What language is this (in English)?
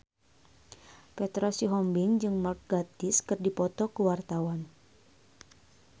Sundanese